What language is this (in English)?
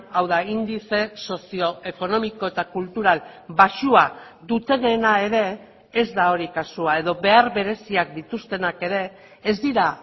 Basque